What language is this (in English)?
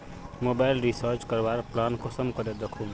Magahi